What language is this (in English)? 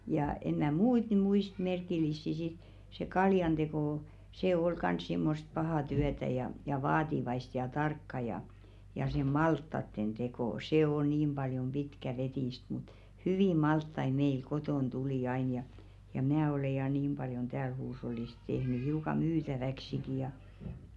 Finnish